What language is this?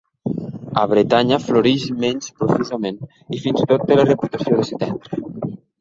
Catalan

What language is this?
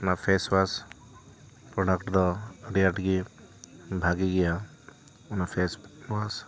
Santali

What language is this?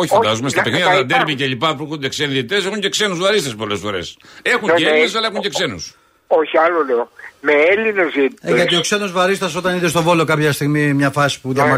Greek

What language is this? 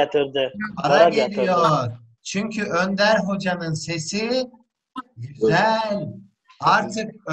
Turkish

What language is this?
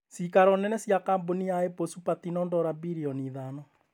Kikuyu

